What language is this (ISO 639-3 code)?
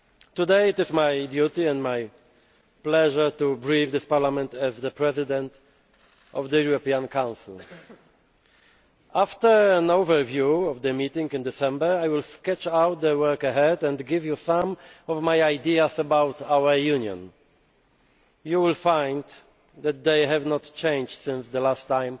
eng